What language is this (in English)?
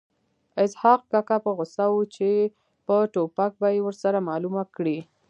Pashto